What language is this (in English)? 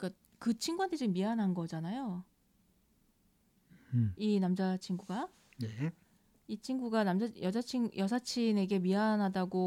Korean